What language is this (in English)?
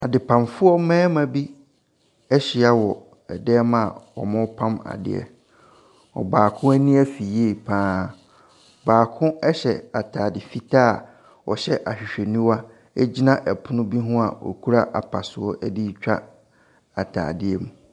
Akan